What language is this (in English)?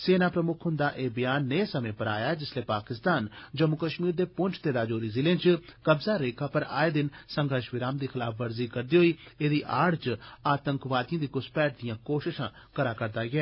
Dogri